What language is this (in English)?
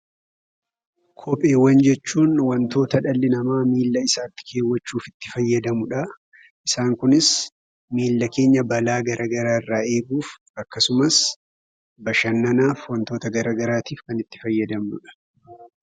Oromo